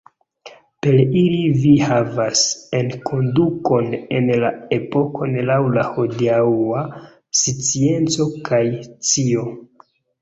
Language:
Esperanto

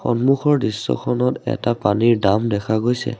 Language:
Assamese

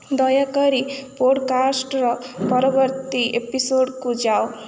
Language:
Odia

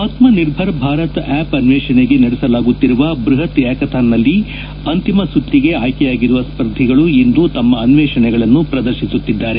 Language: Kannada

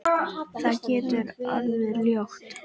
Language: Icelandic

